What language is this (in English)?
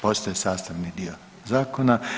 Croatian